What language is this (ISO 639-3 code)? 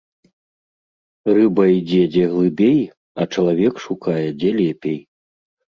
bel